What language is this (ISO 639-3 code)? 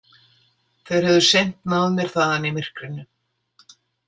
isl